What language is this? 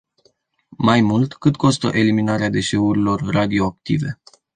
Romanian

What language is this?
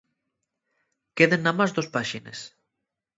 Asturian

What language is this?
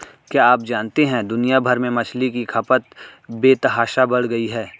Hindi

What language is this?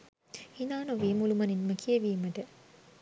Sinhala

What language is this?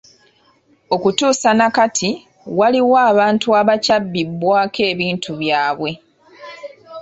Ganda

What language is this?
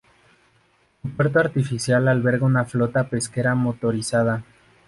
Spanish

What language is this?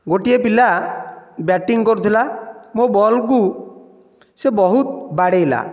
Odia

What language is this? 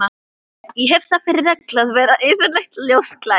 Icelandic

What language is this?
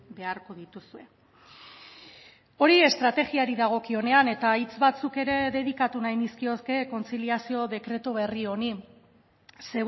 Basque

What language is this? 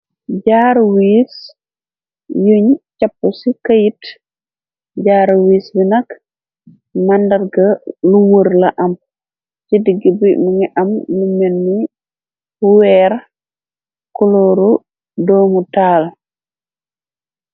Wolof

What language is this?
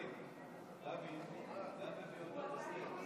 Hebrew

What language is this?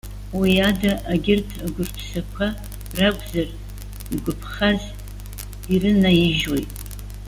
Abkhazian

